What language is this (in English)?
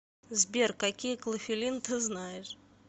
Russian